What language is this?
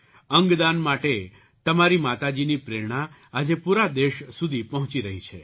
Gujarati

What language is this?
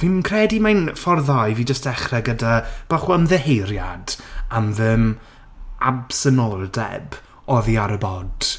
Welsh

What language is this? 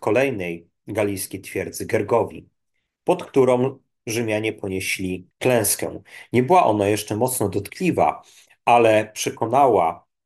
Polish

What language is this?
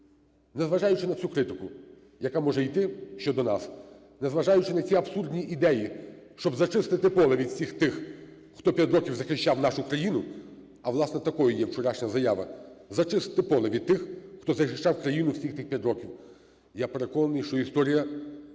Ukrainian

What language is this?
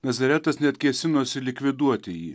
Lithuanian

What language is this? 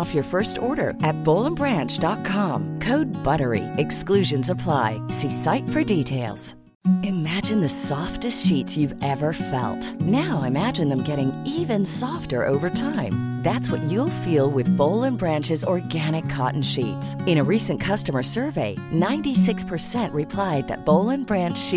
Finnish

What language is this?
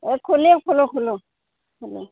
Assamese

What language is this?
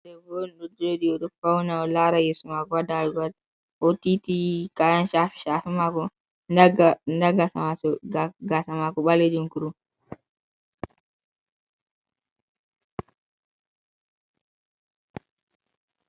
Fula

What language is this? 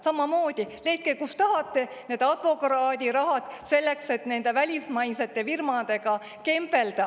Estonian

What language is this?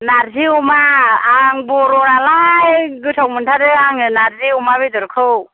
Bodo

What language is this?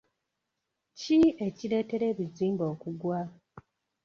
Ganda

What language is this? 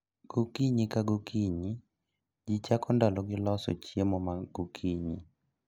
Luo (Kenya and Tanzania)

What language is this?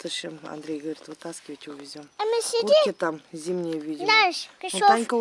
Russian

